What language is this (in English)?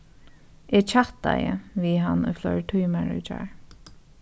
Faroese